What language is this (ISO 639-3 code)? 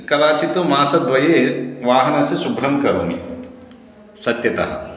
san